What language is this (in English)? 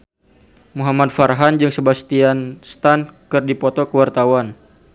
Sundanese